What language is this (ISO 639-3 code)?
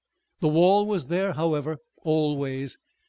eng